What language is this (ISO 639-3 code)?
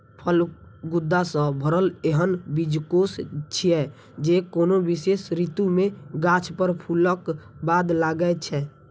mai